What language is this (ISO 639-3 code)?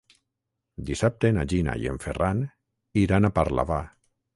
cat